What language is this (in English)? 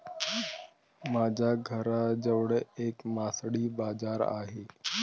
Marathi